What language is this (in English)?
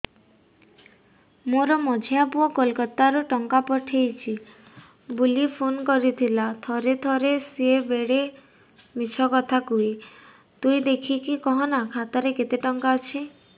Odia